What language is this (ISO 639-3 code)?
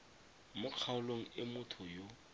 tsn